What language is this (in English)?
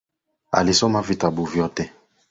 Swahili